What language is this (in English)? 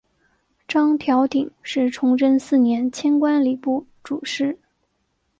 Chinese